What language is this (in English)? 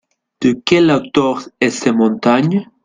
French